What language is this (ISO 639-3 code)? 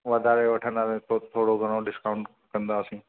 snd